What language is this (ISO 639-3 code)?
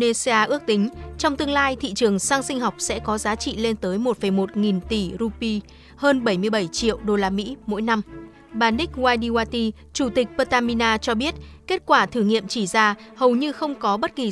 vie